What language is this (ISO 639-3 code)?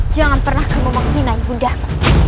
ind